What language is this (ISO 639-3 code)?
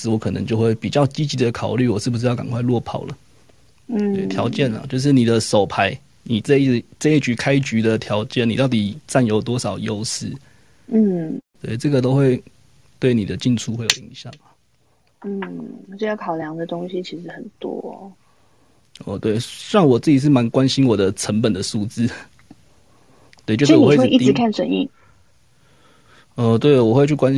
zho